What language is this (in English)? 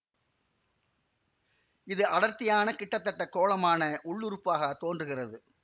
Tamil